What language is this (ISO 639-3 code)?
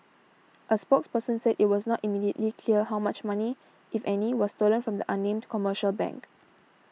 eng